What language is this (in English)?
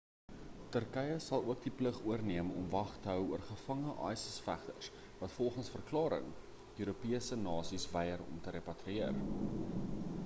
Afrikaans